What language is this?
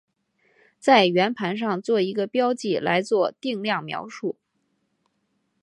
Chinese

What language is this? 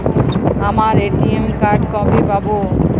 Bangla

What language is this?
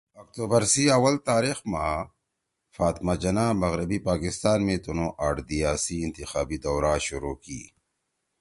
Torwali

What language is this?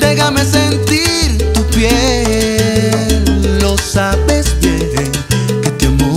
Spanish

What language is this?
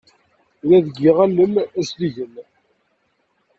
Kabyle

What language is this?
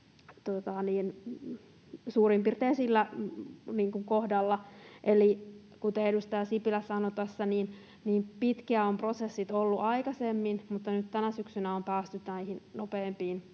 Finnish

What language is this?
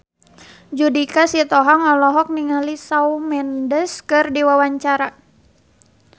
Sundanese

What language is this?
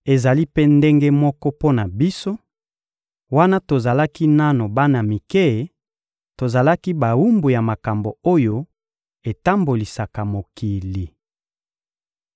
Lingala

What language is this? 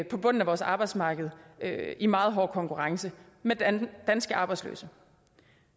Danish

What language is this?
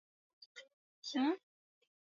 Swahili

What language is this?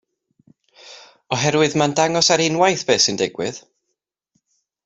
Welsh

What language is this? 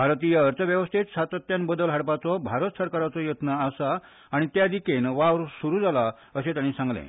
Konkani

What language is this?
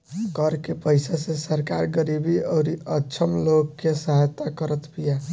Bhojpuri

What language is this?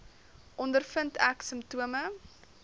Afrikaans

